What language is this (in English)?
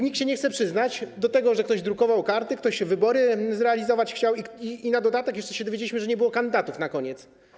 Polish